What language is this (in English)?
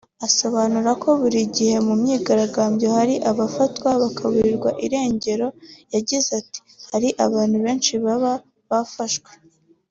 Kinyarwanda